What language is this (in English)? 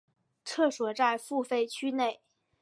Chinese